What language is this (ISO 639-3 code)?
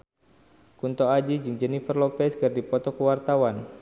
sun